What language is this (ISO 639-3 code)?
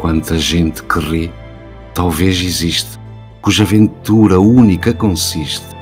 por